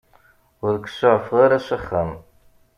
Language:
Kabyle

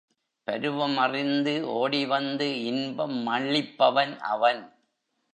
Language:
Tamil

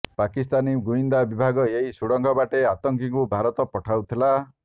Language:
Odia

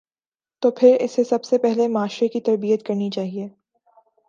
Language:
Urdu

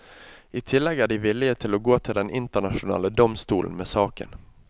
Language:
Norwegian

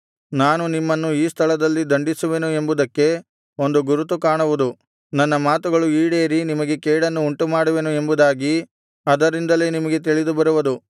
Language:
Kannada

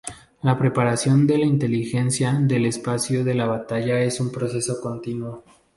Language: Spanish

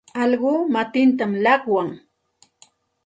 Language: Santa Ana de Tusi Pasco Quechua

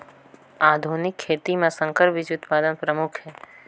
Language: Chhattisgarhi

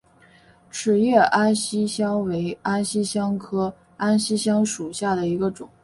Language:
Chinese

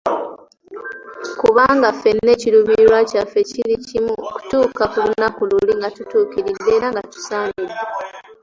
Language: Ganda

